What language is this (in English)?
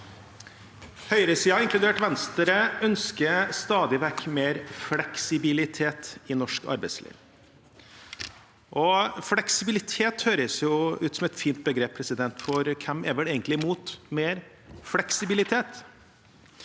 Norwegian